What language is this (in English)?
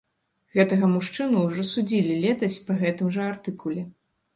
Belarusian